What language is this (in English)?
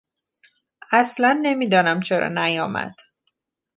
Persian